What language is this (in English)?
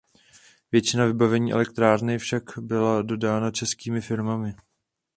Czech